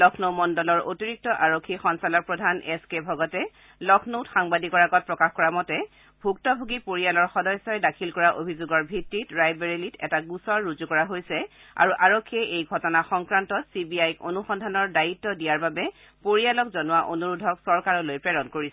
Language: Assamese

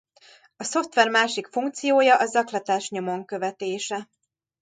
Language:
Hungarian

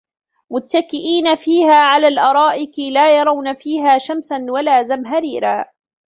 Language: Arabic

